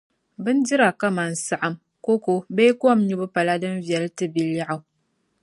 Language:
Dagbani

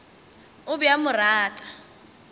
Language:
Northern Sotho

